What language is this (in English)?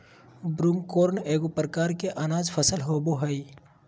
Magahi